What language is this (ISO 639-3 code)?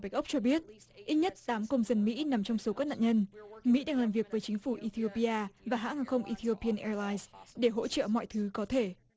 vie